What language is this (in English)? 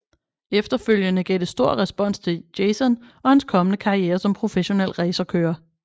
Danish